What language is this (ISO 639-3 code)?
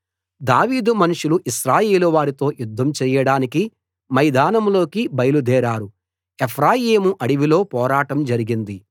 tel